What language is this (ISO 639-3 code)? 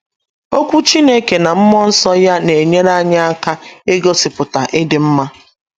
ibo